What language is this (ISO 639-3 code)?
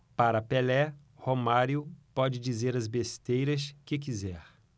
por